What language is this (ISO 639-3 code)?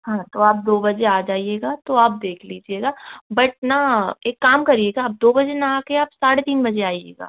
hin